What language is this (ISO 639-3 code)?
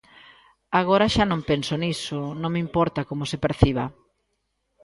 glg